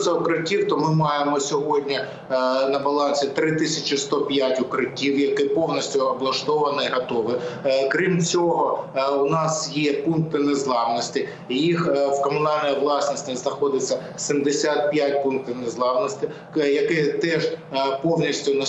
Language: Ukrainian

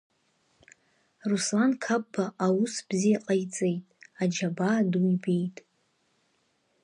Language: Abkhazian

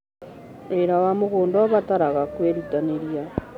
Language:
Kikuyu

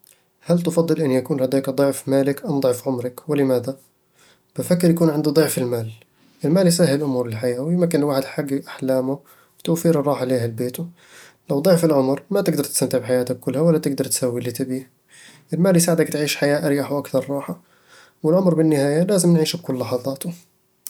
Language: Eastern Egyptian Bedawi Arabic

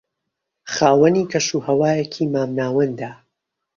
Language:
Central Kurdish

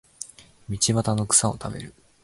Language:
Japanese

